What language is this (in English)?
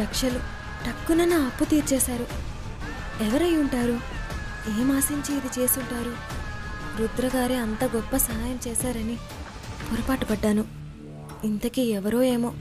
Telugu